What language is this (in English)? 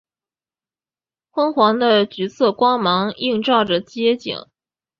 Chinese